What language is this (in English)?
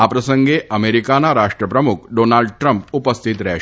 Gujarati